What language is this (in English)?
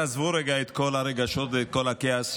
Hebrew